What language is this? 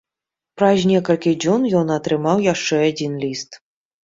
Belarusian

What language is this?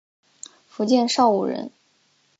Chinese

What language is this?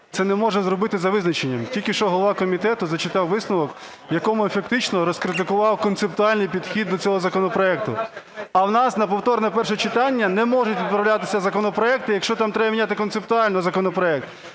Ukrainian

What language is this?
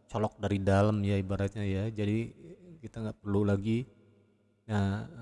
Indonesian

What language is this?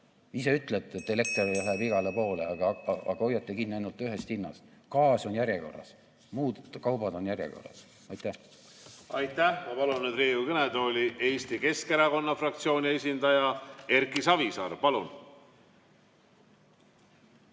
Estonian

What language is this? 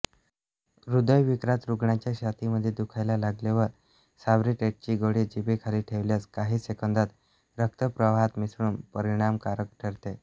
Marathi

